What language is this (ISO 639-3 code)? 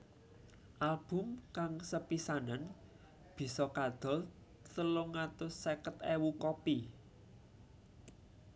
jav